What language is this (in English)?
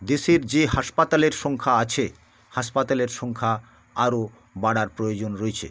Bangla